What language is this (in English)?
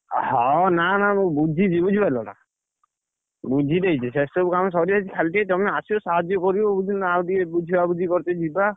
Odia